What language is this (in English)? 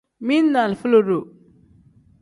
Tem